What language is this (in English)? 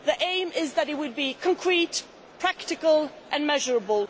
English